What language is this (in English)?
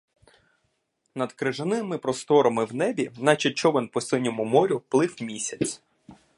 Ukrainian